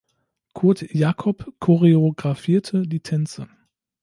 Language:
German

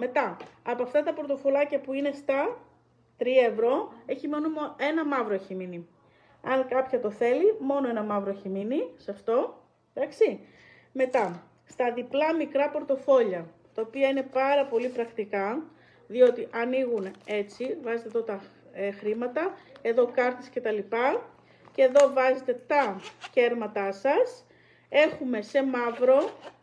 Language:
Greek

